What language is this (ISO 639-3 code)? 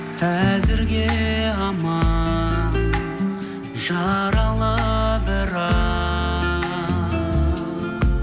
kaz